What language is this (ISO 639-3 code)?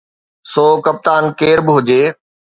snd